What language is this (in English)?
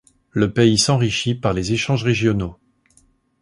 French